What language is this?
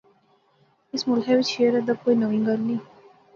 Pahari-Potwari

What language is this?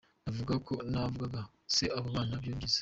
Kinyarwanda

